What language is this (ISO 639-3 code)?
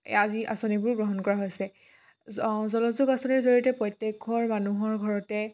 asm